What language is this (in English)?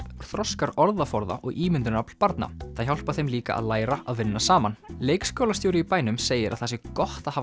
Icelandic